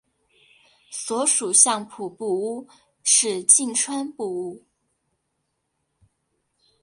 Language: Chinese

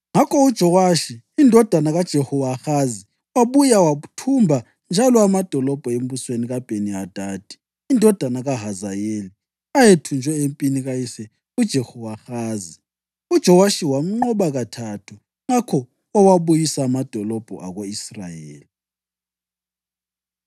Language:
North Ndebele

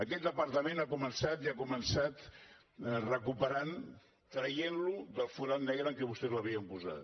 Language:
Catalan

